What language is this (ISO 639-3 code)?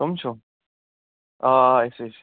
kas